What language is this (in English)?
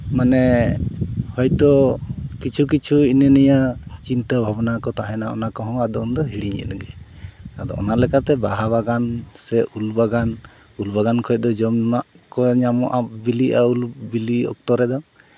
Santali